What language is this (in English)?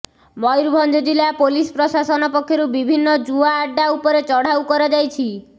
Odia